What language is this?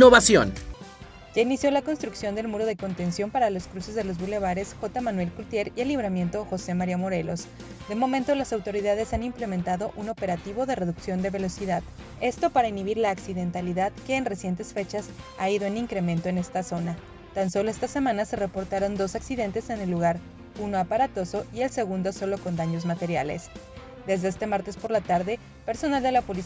Spanish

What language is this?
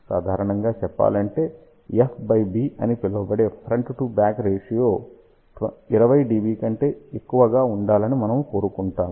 Telugu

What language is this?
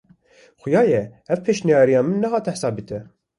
Kurdish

